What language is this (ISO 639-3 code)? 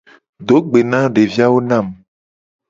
gej